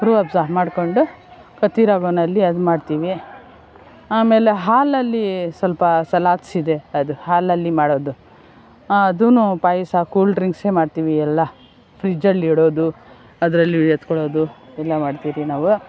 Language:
Kannada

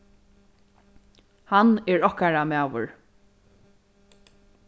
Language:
Faroese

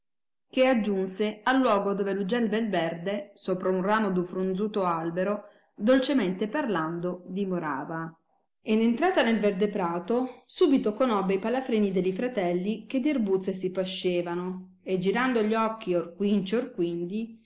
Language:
Italian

